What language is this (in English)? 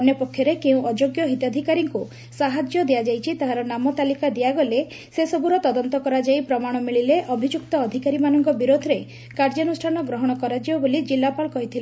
Odia